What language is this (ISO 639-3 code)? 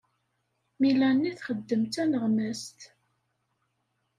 kab